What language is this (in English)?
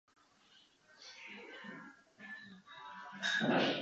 Japanese